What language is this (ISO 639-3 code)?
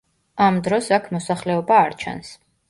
kat